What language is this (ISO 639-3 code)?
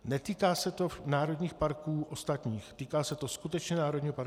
ces